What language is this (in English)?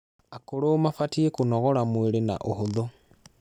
Kikuyu